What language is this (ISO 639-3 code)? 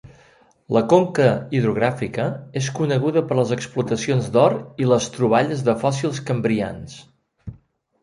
cat